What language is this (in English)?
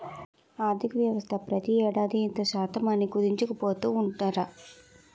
Telugu